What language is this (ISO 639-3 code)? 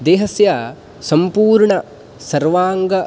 san